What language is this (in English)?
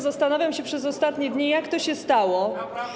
Polish